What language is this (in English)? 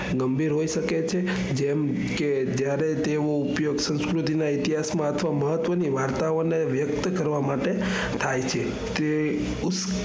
Gujarati